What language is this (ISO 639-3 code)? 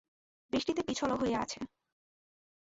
ben